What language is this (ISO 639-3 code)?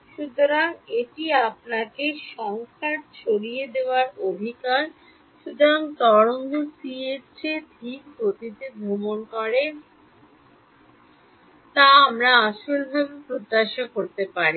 ben